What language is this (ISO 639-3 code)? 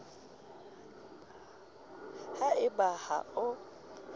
sot